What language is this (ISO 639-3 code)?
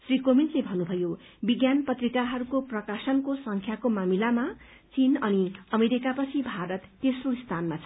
nep